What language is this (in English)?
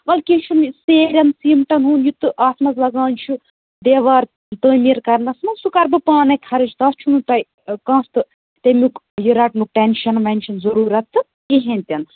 Kashmiri